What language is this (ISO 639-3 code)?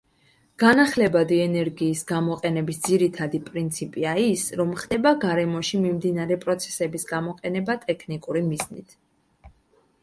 kat